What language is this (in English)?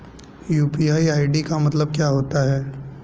Hindi